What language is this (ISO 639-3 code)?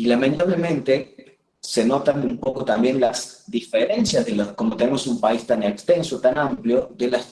spa